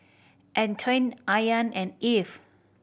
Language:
English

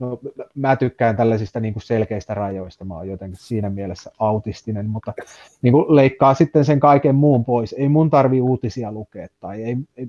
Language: Finnish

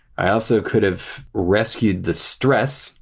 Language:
English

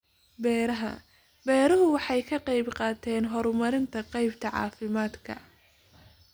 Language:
Somali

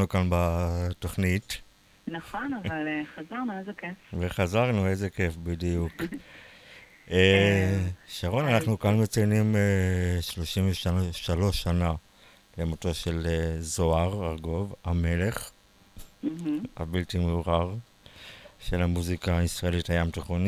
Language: Hebrew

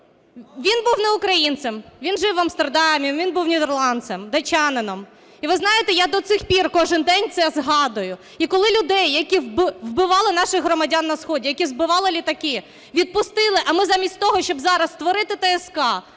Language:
Ukrainian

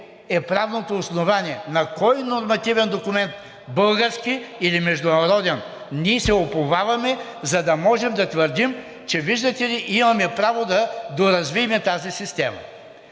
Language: Bulgarian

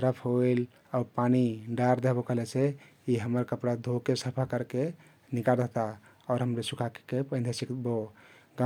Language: Kathoriya Tharu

